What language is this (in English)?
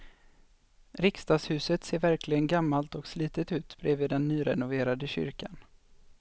Swedish